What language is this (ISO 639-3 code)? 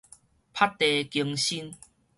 nan